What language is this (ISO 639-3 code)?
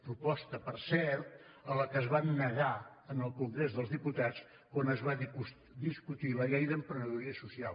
cat